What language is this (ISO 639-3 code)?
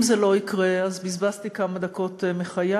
heb